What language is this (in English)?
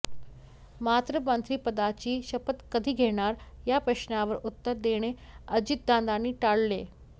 Marathi